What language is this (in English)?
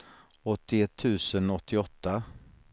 Swedish